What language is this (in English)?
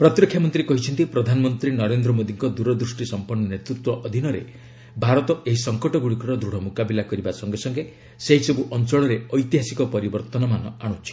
Odia